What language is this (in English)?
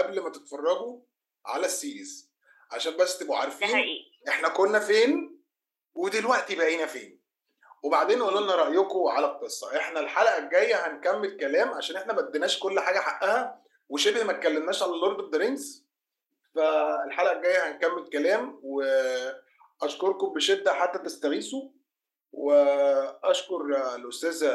Arabic